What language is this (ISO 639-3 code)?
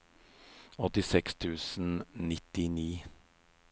nor